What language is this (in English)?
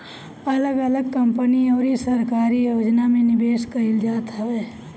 Bhojpuri